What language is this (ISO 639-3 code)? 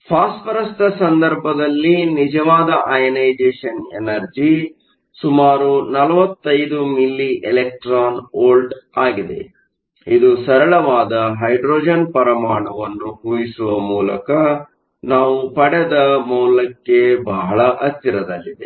kan